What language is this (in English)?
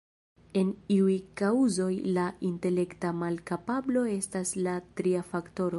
Esperanto